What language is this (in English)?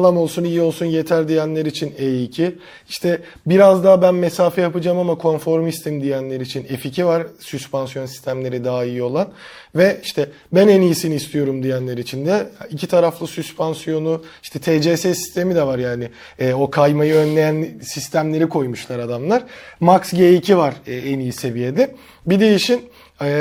Turkish